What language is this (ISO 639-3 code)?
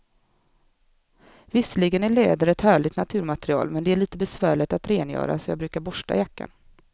swe